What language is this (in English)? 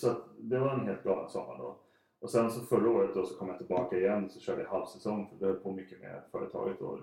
Swedish